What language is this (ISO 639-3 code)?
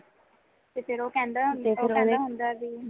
pan